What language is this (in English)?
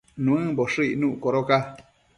Matsés